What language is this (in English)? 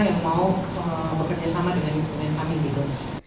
Indonesian